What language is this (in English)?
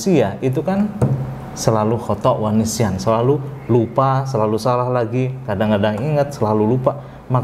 Indonesian